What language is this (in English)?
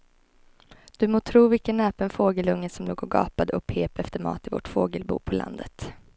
Swedish